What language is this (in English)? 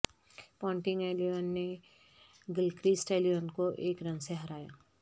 Urdu